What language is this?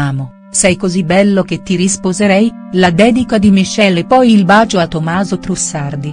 Italian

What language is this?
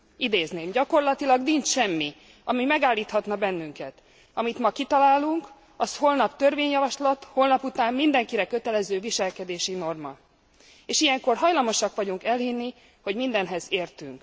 Hungarian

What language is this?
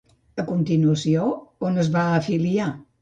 Catalan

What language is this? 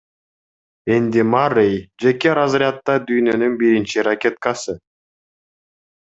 Kyrgyz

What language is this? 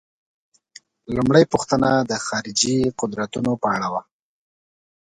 Pashto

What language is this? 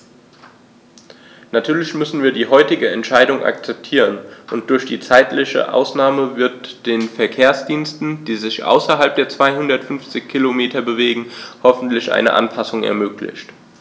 German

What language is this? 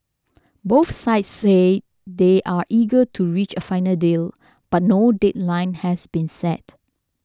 English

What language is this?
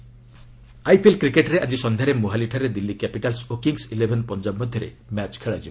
Odia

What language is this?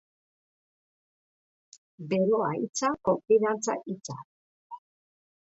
Basque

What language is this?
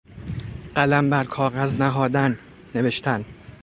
Persian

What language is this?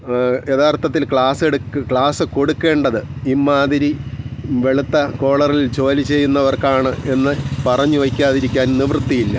Malayalam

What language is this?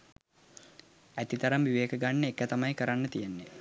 Sinhala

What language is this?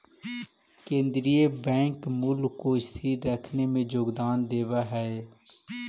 Magahi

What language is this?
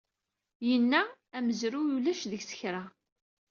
Kabyle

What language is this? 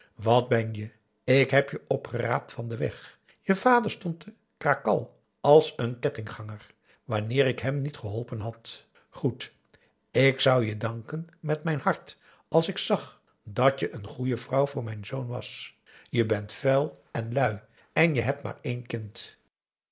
Dutch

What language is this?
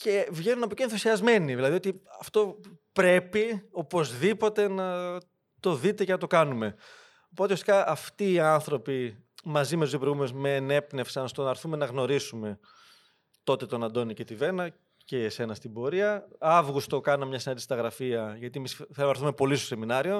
Greek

